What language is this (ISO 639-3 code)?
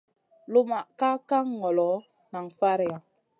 mcn